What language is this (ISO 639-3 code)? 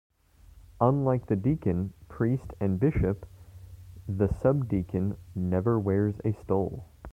eng